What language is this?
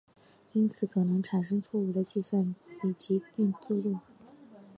Chinese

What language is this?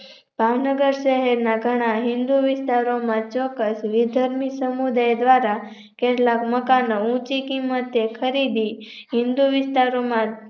Gujarati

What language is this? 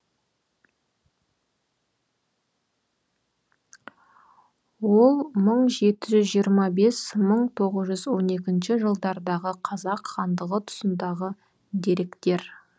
Kazakh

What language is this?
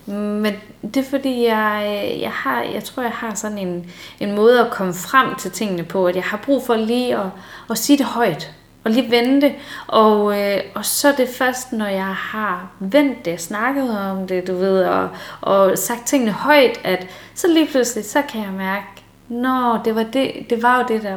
Danish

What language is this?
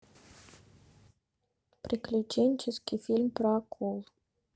Russian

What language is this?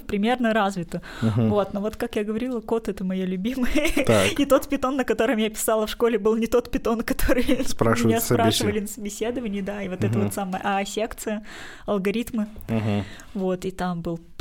Russian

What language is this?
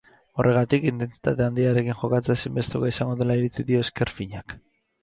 Basque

